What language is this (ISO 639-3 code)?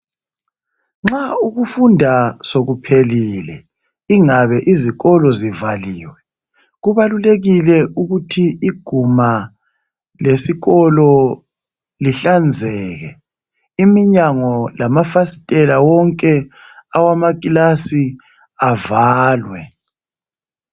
nde